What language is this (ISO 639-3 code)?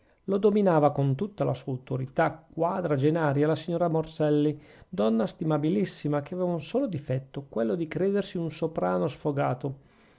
ita